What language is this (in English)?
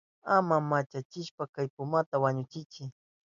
Southern Pastaza Quechua